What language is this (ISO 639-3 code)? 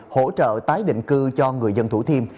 vie